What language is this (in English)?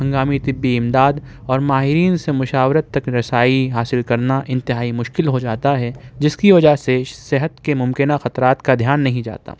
Urdu